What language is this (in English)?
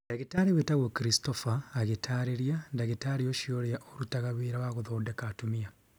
Kikuyu